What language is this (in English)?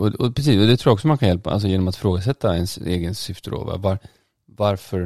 Swedish